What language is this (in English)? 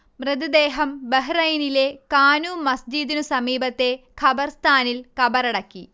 Malayalam